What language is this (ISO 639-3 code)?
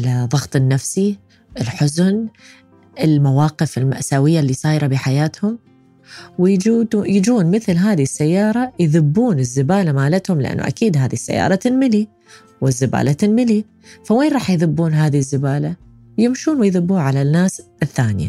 ara